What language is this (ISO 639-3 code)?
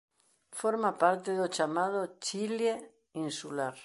glg